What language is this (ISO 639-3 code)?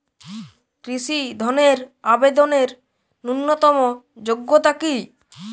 ben